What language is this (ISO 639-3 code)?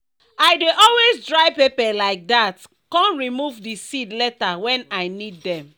pcm